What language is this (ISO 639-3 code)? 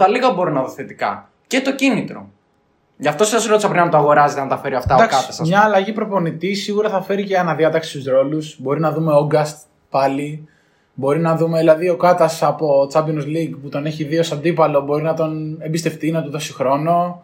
ell